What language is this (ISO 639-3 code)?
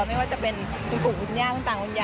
tha